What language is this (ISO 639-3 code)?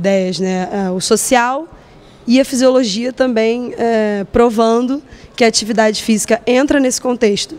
por